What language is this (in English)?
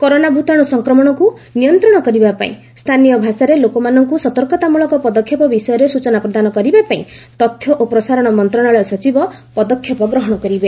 Odia